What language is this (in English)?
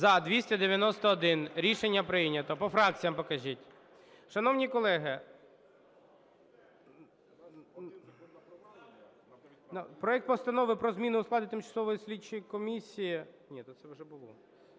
Ukrainian